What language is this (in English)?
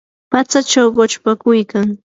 Yanahuanca Pasco Quechua